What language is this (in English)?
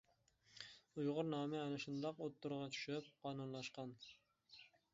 Uyghur